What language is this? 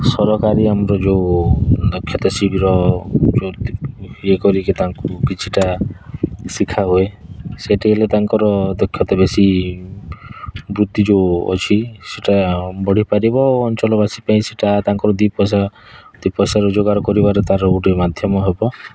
Odia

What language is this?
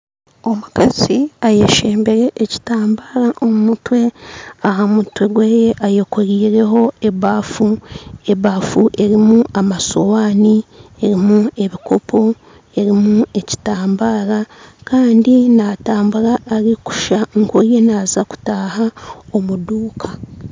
Nyankole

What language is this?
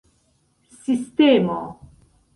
Esperanto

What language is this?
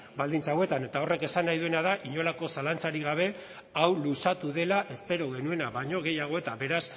Basque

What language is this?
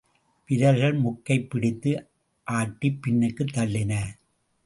Tamil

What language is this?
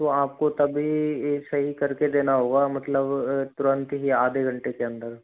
Hindi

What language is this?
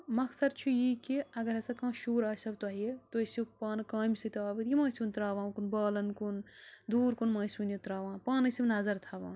Kashmiri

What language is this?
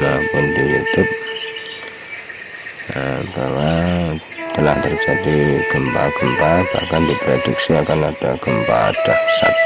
Indonesian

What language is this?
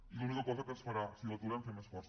Catalan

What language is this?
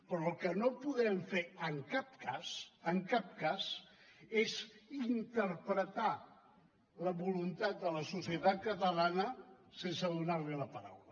Catalan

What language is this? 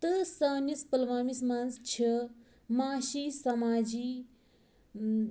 Kashmiri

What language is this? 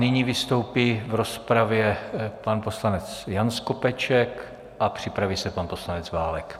Czech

